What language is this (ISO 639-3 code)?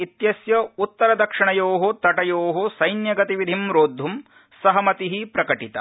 san